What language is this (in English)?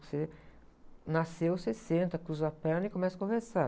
Portuguese